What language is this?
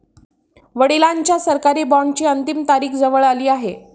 Marathi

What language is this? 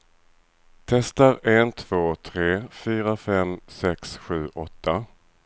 Swedish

